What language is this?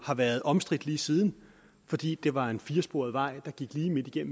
Danish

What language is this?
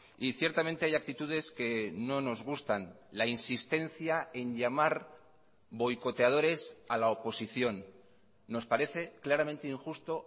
Spanish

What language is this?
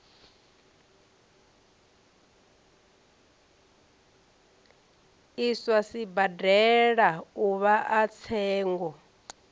Venda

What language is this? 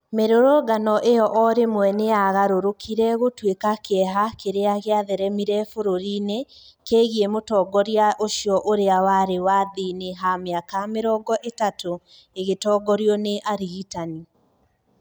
Kikuyu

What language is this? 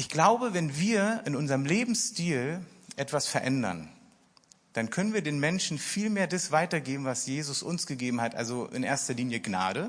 German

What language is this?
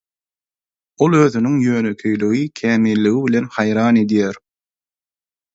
Turkmen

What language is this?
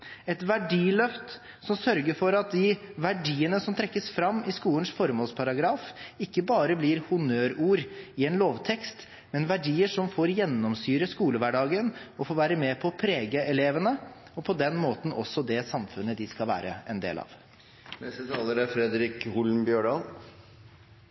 Norwegian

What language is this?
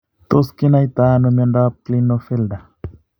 Kalenjin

